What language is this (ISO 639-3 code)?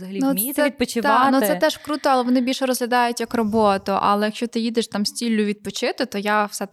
ukr